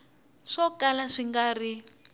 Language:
Tsonga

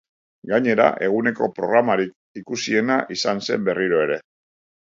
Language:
Basque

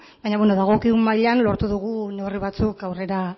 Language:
Basque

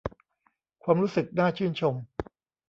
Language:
Thai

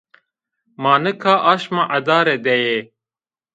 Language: Zaza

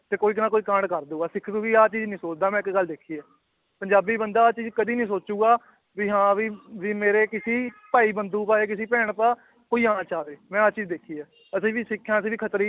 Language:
Punjabi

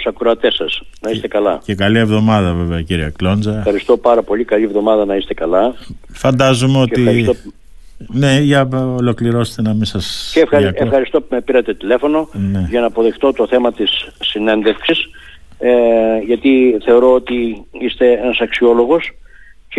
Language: Greek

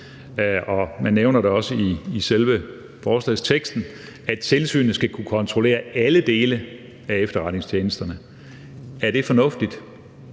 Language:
Danish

